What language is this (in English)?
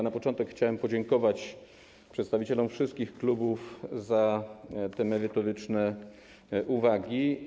Polish